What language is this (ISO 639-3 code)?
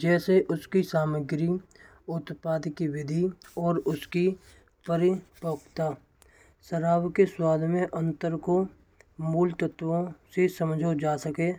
bra